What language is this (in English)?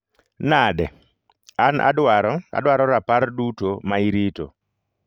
Luo (Kenya and Tanzania)